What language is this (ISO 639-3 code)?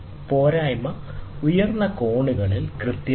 mal